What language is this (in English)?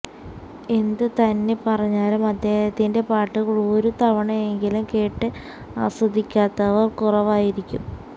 Malayalam